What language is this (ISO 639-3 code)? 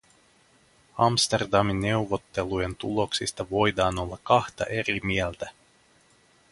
fin